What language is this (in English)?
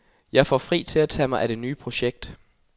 Danish